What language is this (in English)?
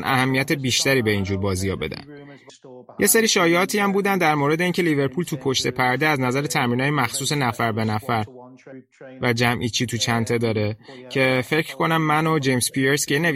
Persian